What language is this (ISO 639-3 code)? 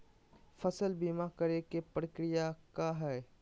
mag